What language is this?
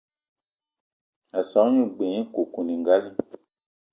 Eton (Cameroon)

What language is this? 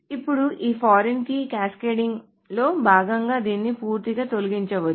Telugu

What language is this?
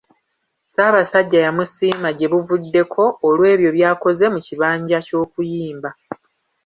Ganda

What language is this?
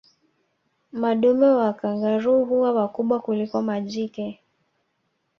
Swahili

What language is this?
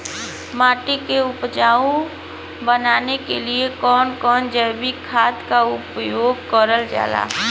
Bhojpuri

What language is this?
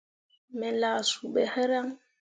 Mundang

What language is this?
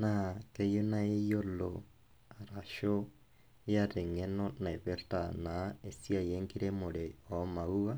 Masai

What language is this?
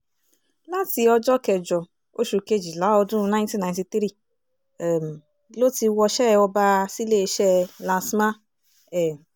Yoruba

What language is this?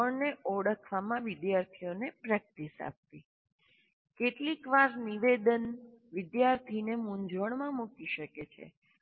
Gujarati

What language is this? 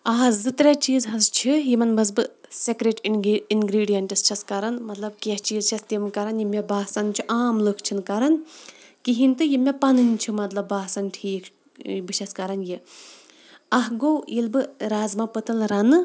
Kashmiri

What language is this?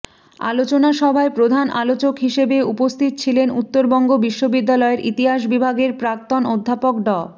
Bangla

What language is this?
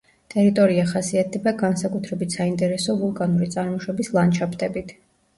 Georgian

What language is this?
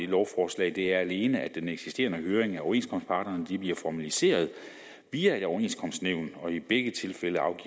Danish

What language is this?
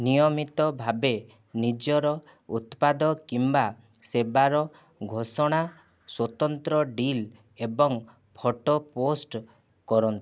Odia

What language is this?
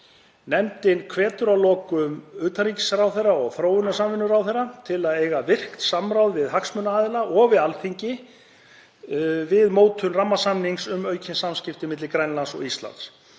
Icelandic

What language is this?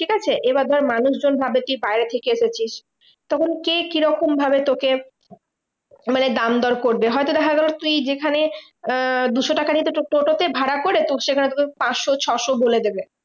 Bangla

